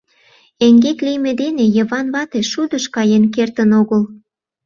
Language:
Mari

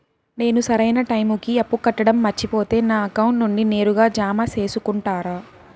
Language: Telugu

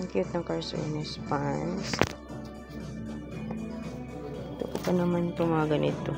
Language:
Filipino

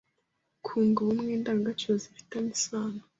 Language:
Kinyarwanda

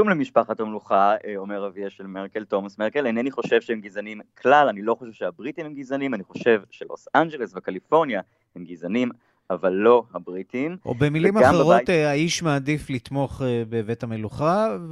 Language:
Hebrew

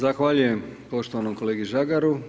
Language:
Croatian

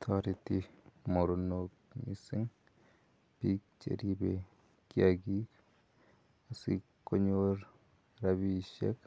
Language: Kalenjin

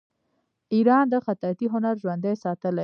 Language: Pashto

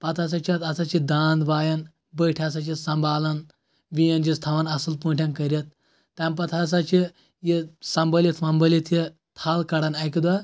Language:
Kashmiri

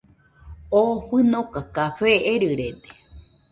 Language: Nüpode Huitoto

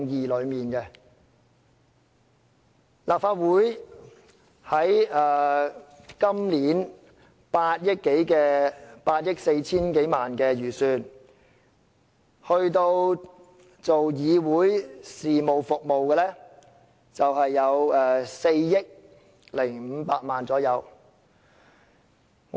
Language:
Cantonese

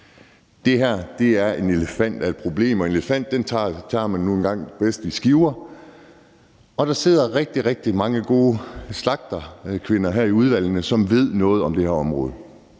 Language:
Danish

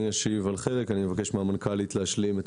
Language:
Hebrew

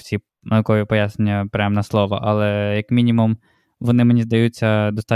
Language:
Ukrainian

